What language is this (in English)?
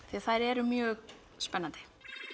Icelandic